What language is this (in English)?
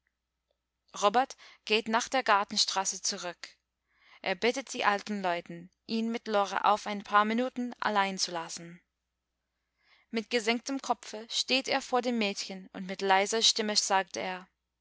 German